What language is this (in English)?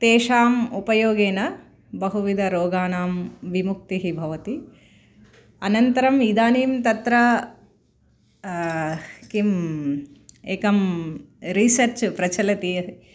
Sanskrit